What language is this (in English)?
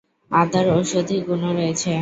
Bangla